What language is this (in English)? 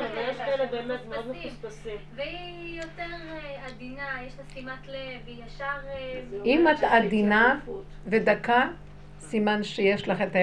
Hebrew